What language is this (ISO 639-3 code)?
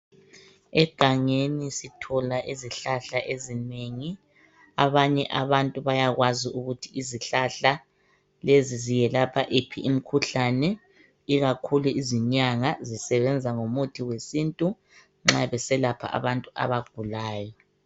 nde